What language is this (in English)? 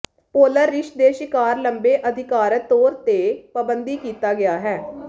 Punjabi